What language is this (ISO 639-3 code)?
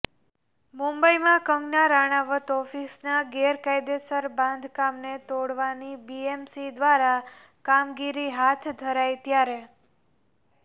guj